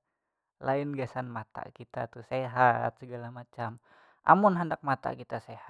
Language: Banjar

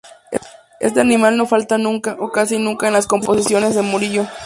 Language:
Spanish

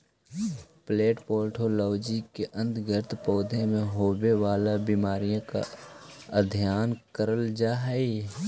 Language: Magahi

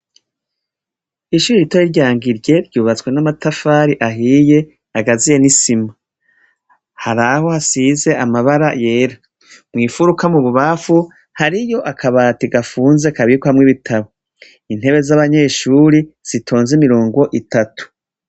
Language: Rundi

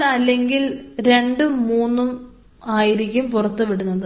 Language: Malayalam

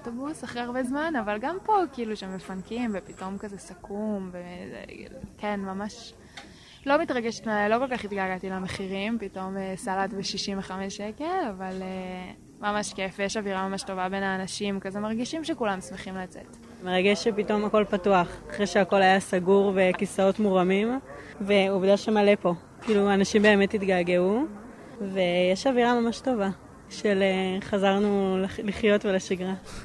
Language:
Hebrew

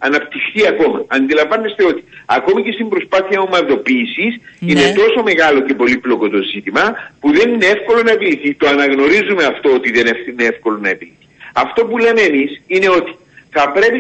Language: Greek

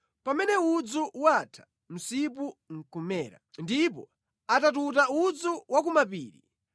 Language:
Nyanja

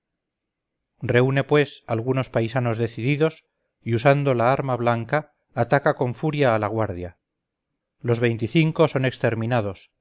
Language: Spanish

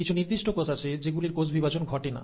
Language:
Bangla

